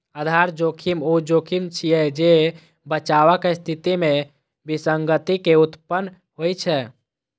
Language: Maithili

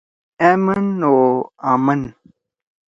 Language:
Torwali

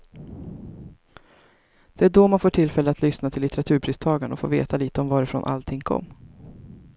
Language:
Swedish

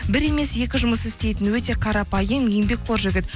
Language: Kazakh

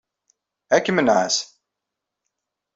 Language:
Kabyle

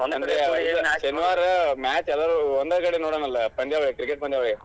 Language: Kannada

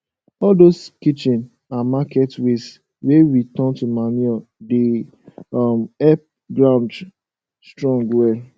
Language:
Nigerian Pidgin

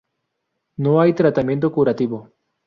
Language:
Spanish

